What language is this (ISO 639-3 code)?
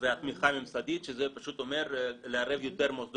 heb